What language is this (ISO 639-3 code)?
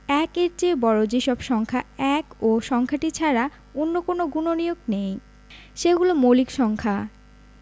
ben